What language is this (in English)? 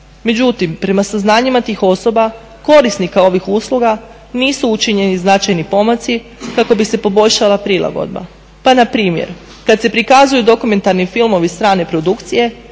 Croatian